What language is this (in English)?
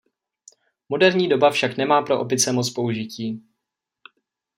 Czech